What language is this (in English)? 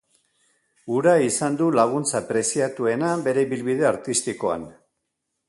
Basque